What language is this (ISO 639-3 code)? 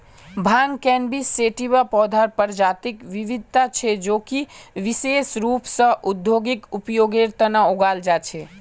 mag